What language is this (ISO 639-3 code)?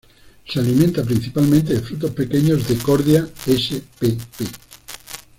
spa